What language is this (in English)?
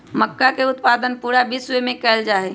Magahi